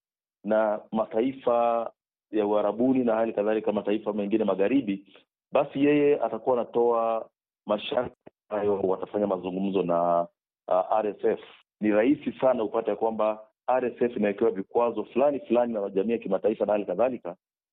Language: Swahili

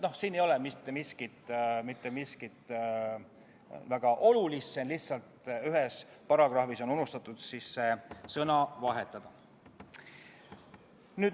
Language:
Estonian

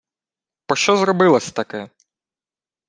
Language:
Ukrainian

